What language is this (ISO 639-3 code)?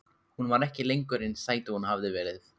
isl